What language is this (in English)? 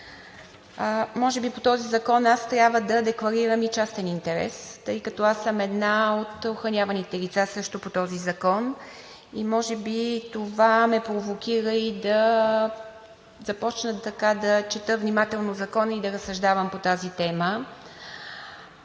Bulgarian